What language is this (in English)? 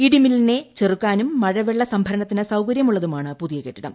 Malayalam